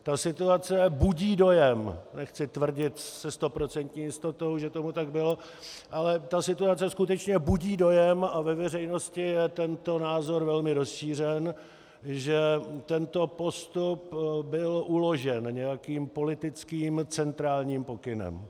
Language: Czech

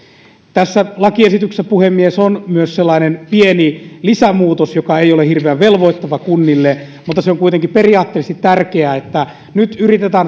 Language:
Finnish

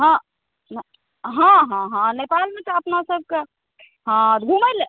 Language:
Maithili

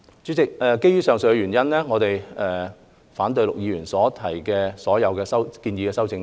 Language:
Cantonese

